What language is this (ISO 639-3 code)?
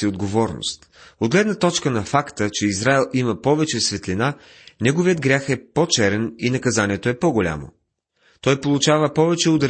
bul